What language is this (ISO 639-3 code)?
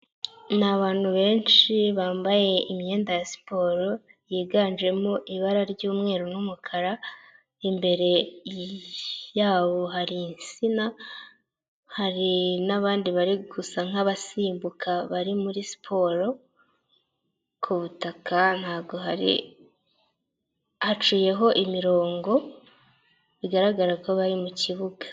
kin